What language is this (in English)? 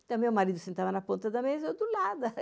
Portuguese